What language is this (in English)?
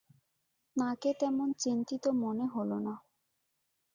Bangla